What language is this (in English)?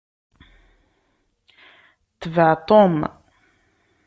Kabyle